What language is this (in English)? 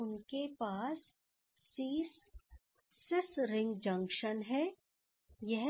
Hindi